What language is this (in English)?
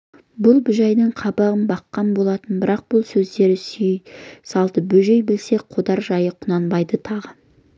Kazakh